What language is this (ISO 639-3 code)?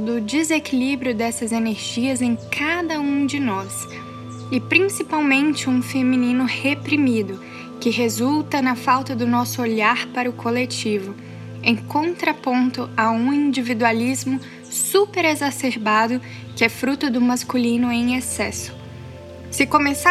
por